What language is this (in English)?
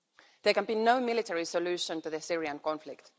English